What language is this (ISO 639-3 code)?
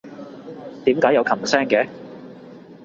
yue